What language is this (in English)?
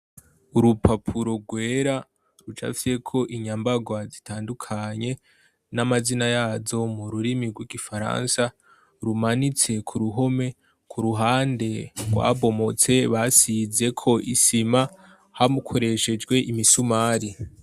Rundi